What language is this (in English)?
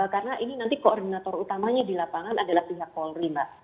Indonesian